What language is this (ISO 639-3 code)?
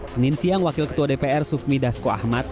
ind